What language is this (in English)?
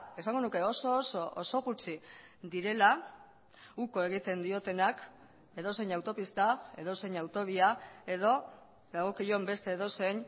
Basque